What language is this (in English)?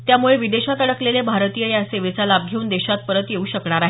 Marathi